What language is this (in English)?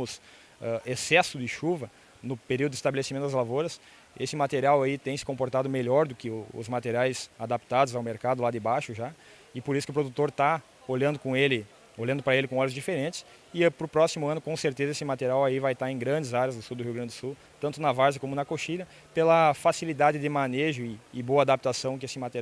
Portuguese